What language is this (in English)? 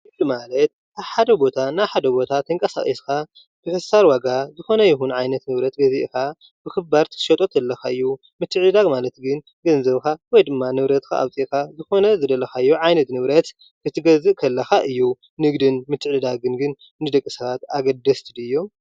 Tigrinya